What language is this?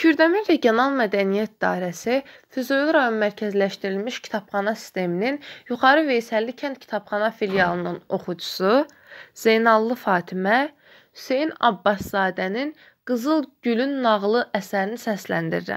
Turkish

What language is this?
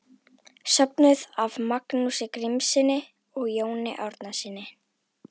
Icelandic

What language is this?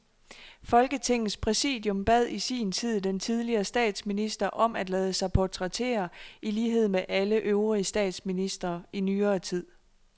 Danish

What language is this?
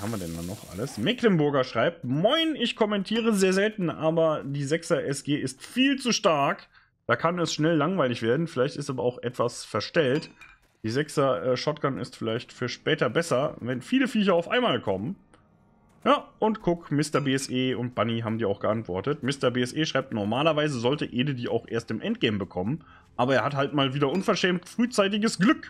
German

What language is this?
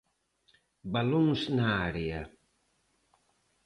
Galician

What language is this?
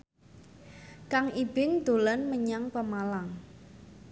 Javanese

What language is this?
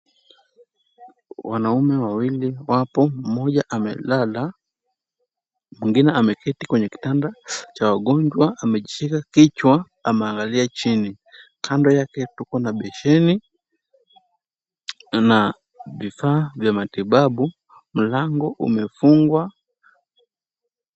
Swahili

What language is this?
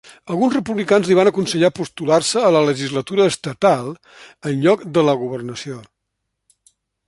Catalan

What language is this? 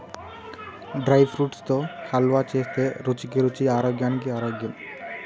Telugu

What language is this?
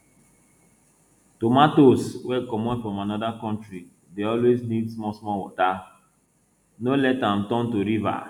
Nigerian Pidgin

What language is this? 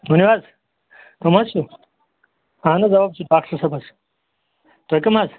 Kashmiri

